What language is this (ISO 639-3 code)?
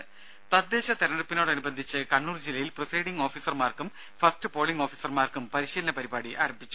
mal